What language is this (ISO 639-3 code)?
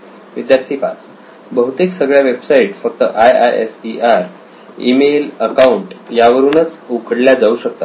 mar